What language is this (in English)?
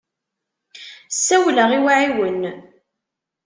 Kabyle